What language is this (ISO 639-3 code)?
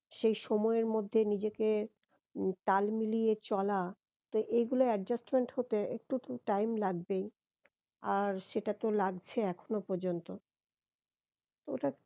ben